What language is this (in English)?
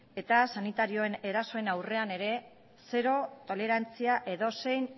Basque